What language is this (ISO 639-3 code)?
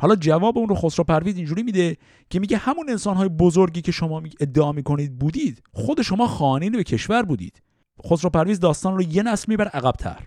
fas